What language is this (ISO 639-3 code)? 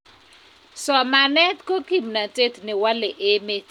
kln